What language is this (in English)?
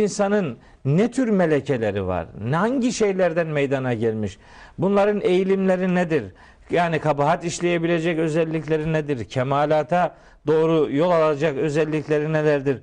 Turkish